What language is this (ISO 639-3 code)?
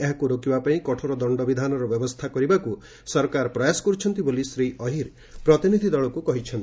ori